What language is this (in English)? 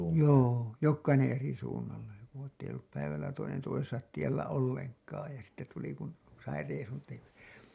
Finnish